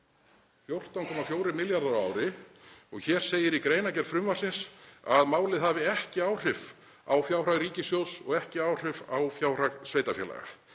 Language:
Icelandic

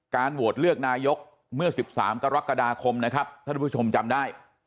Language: Thai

